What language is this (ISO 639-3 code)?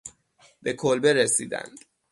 fas